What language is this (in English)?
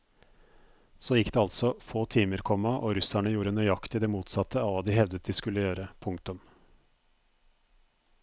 Norwegian